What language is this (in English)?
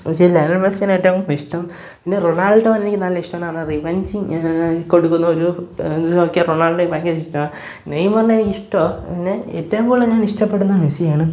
Malayalam